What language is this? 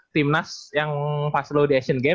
Indonesian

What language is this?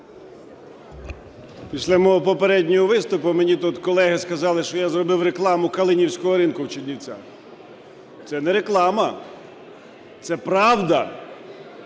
Ukrainian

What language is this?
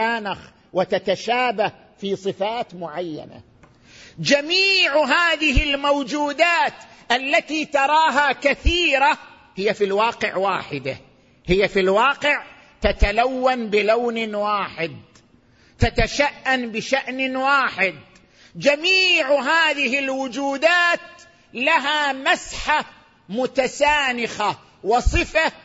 Arabic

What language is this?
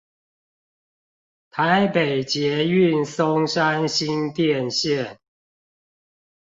Chinese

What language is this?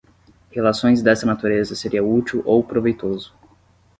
Portuguese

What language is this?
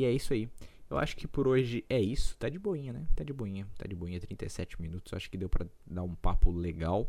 Portuguese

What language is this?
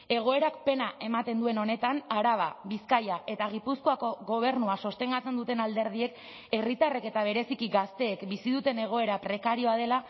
Basque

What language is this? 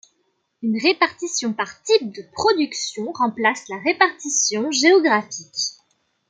French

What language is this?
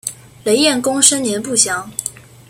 Chinese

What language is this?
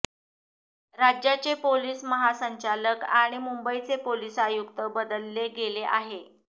Marathi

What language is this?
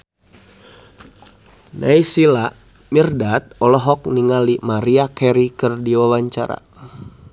Sundanese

